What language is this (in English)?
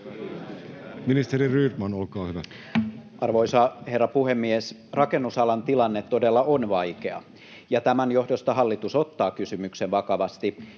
Finnish